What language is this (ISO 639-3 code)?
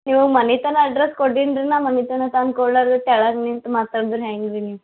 kan